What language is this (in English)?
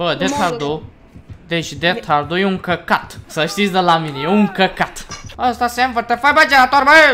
Romanian